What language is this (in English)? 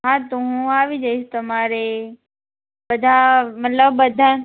Gujarati